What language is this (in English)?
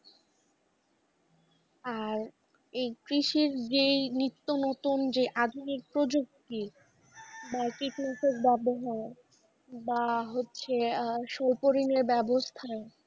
Bangla